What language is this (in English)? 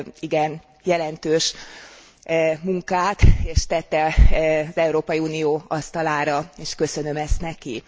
Hungarian